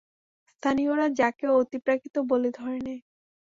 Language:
Bangla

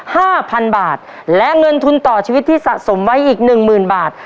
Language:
Thai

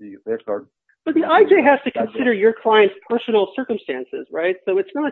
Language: English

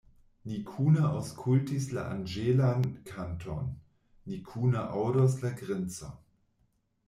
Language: Esperanto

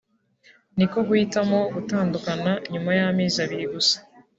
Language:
Kinyarwanda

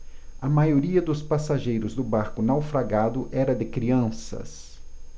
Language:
Portuguese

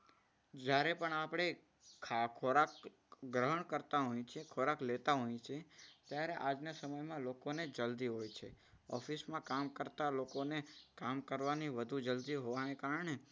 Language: Gujarati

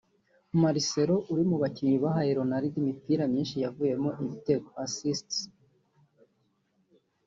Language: Kinyarwanda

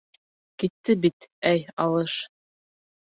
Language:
Bashkir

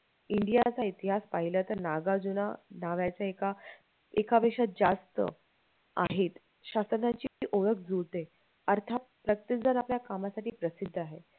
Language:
Marathi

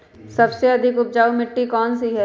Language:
Magahi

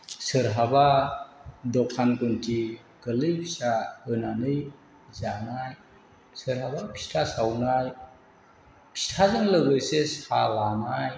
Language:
Bodo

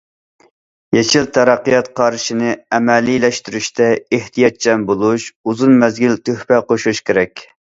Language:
Uyghur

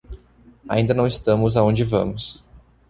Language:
Portuguese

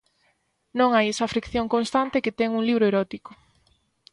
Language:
Galician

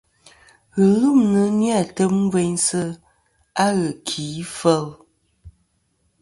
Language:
Kom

